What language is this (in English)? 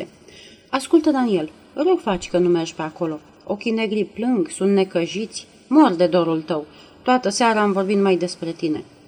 Romanian